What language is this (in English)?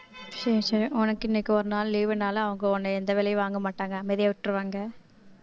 Tamil